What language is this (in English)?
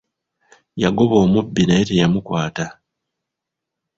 Ganda